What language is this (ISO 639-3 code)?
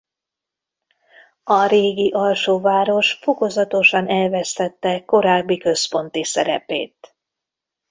hun